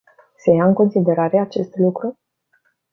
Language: Romanian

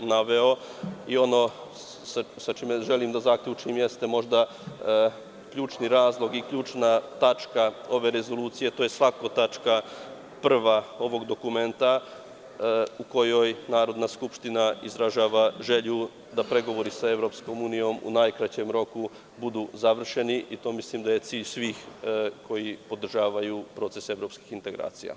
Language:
Serbian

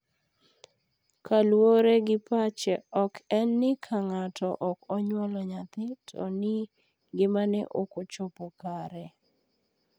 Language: Luo (Kenya and Tanzania)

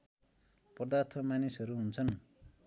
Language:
Nepali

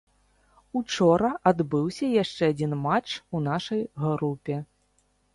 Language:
Belarusian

